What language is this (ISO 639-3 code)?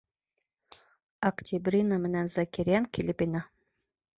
bak